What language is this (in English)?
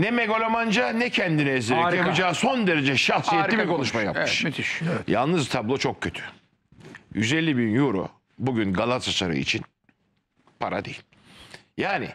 Turkish